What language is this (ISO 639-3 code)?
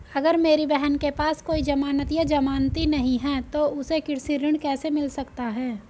hin